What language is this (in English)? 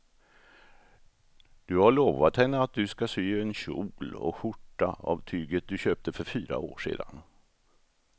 Swedish